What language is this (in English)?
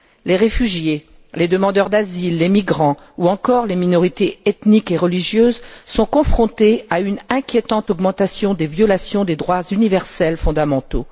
French